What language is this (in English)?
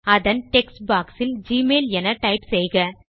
Tamil